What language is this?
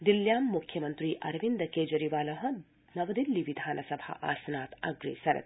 Sanskrit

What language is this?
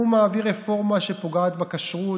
Hebrew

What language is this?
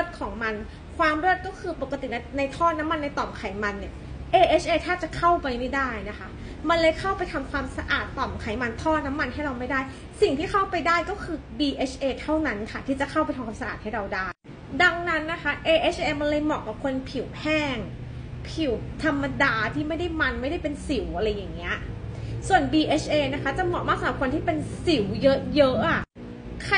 Thai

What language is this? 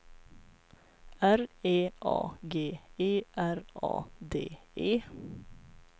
Swedish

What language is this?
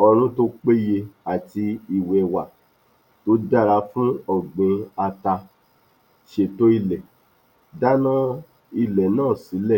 Yoruba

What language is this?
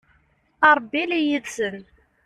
Kabyle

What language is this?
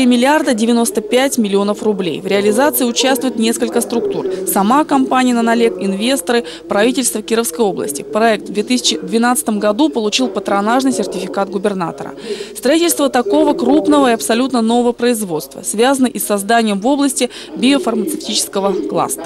Russian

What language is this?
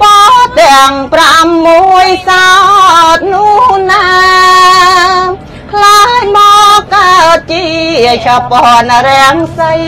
Thai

